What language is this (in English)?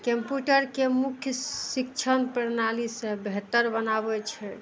Maithili